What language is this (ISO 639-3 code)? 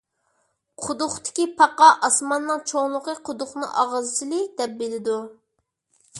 uig